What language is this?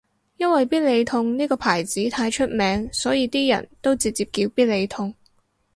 Cantonese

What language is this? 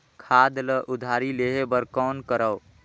Chhattisgarhi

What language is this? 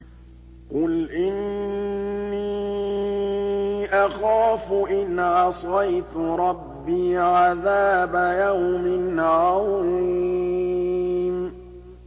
Arabic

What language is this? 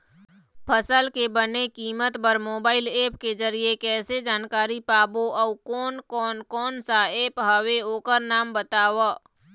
Chhattisgarhi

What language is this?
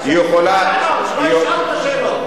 Hebrew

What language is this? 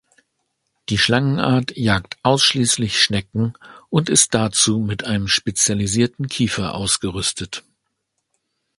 German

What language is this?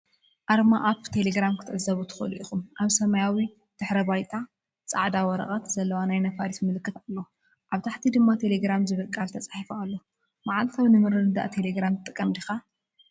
Tigrinya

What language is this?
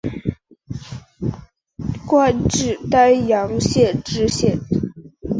Chinese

